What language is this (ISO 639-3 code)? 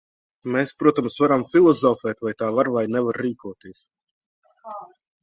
lav